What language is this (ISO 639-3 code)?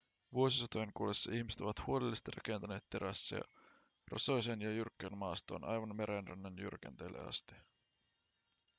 fin